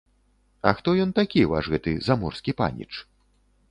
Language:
Belarusian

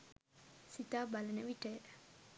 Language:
Sinhala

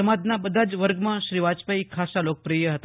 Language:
Gujarati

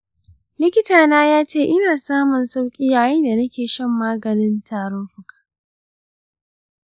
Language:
Hausa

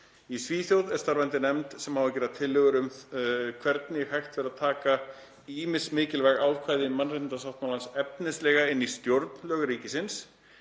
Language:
Icelandic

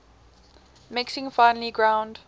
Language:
English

